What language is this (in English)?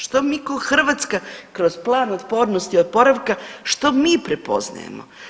Croatian